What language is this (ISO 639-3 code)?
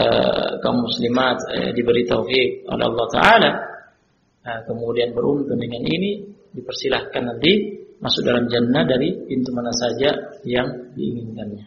ind